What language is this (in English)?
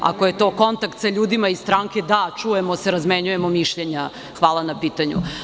Serbian